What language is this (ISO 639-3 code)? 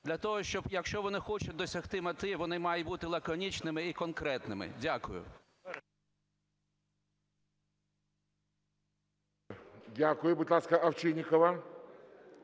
ukr